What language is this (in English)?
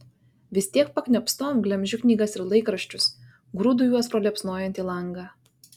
Lithuanian